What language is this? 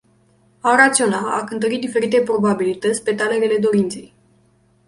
Romanian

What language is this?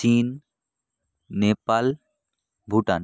Bangla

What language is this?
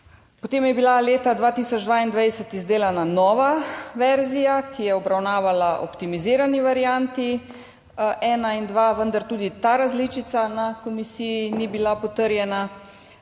Slovenian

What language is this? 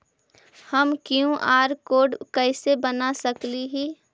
Magahi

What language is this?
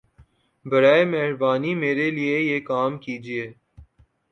Urdu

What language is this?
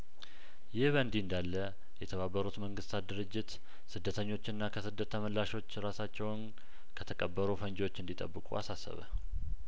Amharic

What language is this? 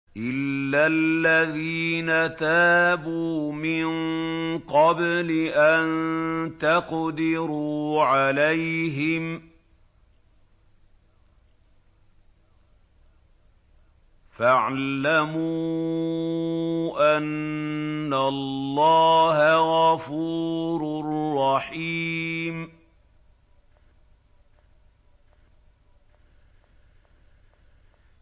Arabic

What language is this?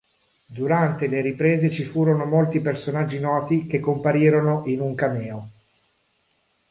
Italian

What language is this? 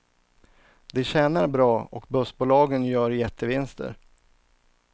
Swedish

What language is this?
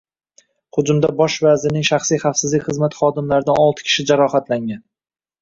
Uzbek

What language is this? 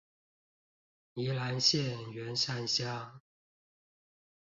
Chinese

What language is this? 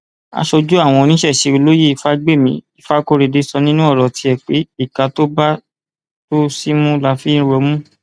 Yoruba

